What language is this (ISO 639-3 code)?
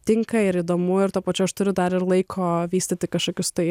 lit